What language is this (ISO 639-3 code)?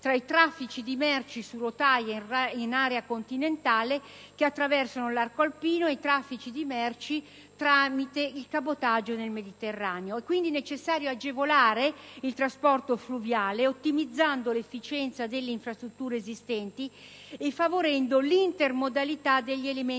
ita